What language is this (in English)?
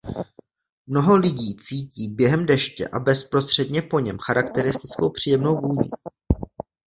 Czech